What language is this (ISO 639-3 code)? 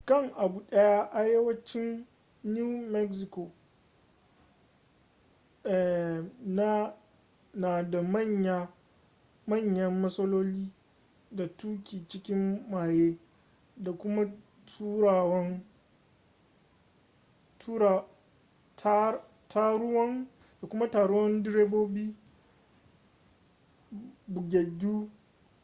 hau